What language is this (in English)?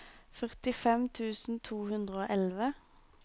Norwegian